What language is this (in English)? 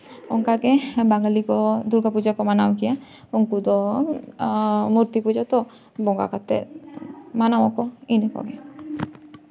Santali